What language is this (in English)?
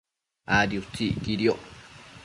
Matsés